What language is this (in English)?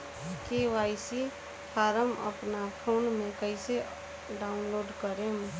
Bhojpuri